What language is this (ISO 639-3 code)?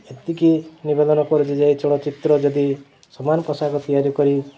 ori